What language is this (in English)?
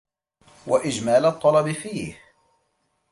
Arabic